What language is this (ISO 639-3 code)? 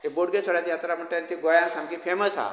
kok